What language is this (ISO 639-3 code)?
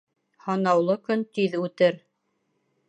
bak